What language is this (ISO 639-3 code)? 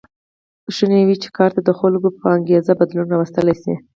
pus